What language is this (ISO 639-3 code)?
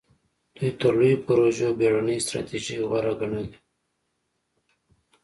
pus